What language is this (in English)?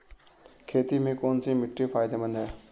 Hindi